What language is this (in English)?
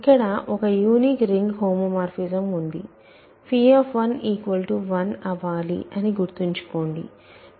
Telugu